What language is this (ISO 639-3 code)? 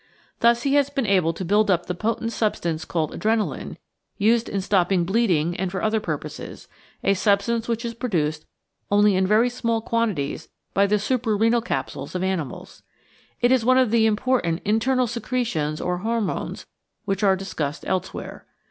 eng